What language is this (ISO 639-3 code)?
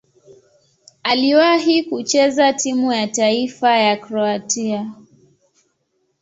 swa